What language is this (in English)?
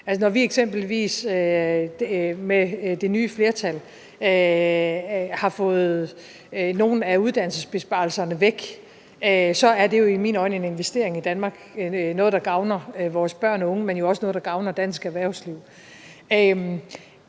Danish